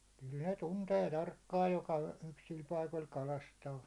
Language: Finnish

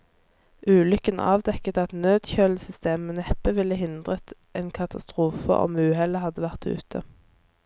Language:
Norwegian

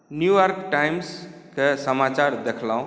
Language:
Maithili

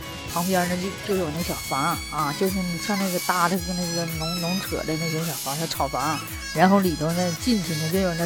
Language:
Chinese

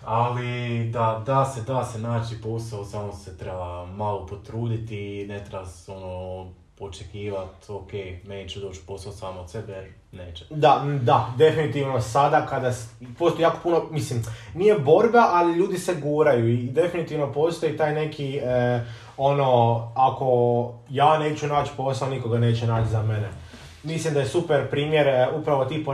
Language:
Croatian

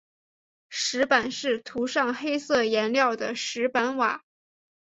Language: Chinese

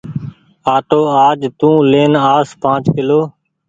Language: Goaria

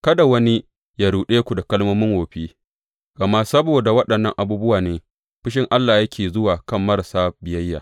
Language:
Hausa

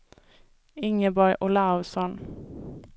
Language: Swedish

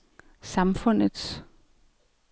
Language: Danish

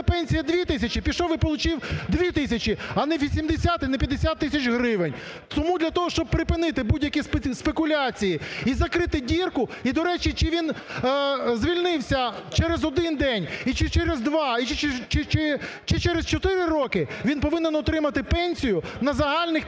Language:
Ukrainian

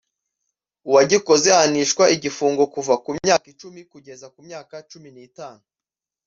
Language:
Kinyarwanda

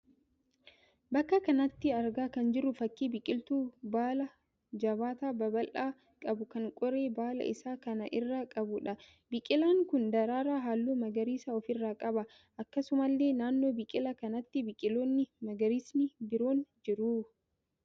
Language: Oromo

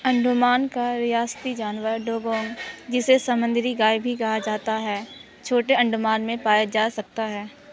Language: Urdu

